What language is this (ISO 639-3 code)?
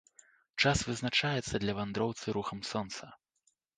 bel